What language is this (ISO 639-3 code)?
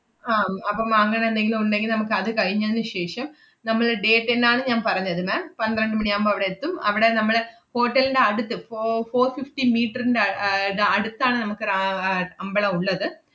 mal